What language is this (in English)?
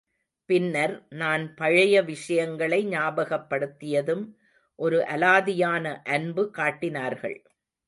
Tamil